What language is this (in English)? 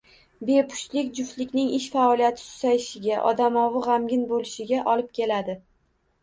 Uzbek